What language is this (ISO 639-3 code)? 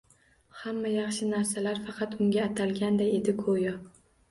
uzb